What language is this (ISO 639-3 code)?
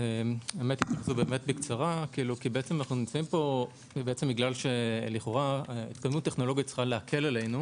heb